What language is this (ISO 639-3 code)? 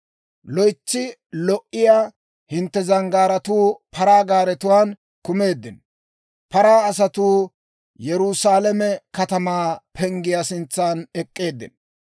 dwr